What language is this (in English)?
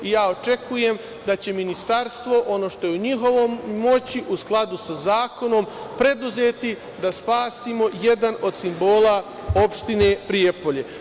Serbian